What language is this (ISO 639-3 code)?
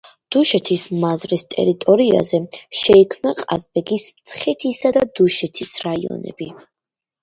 kat